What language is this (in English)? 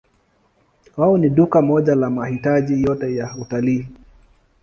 Swahili